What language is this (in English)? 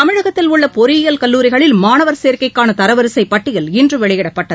Tamil